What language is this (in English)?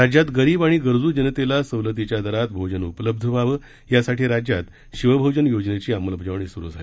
Marathi